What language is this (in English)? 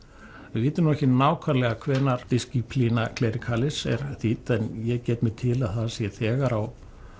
Icelandic